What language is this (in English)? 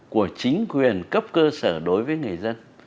Vietnamese